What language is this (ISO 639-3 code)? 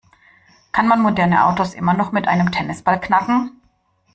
deu